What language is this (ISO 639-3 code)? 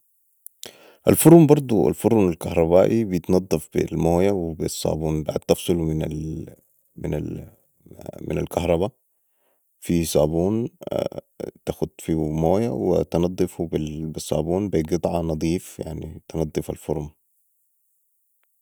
apd